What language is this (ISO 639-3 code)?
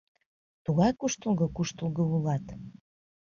chm